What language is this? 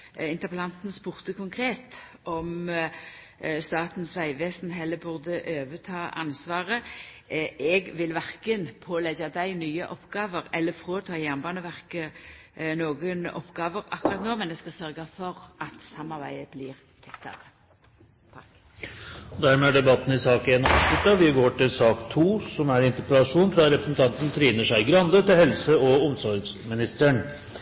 Norwegian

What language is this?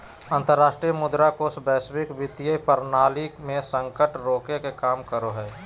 Magahi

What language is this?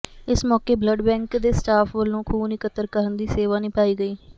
Punjabi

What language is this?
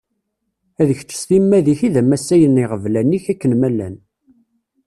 Kabyle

